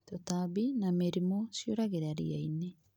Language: Kikuyu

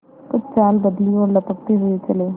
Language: Hindi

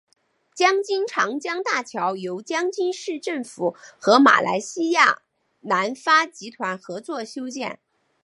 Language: Chinese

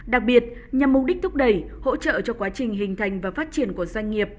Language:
Vietnamese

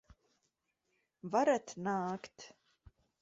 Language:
Latvian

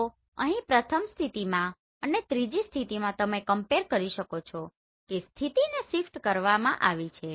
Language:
Gujarati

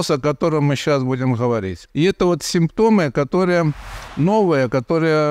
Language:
Russian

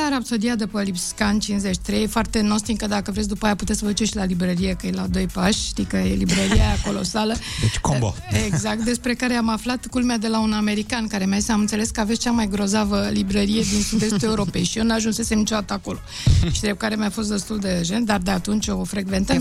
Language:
Romanian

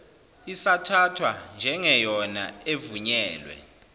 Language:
Zulu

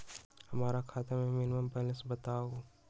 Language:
Magahi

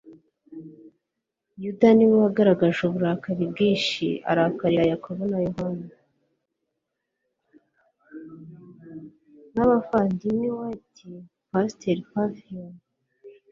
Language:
Kinyarwanda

